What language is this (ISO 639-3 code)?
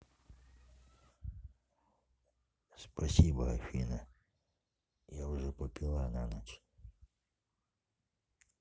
rus